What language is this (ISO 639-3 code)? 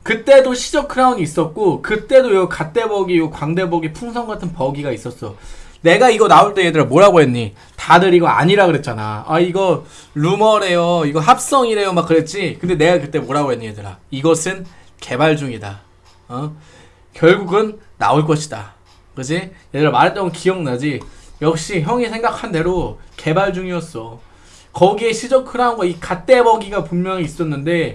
kor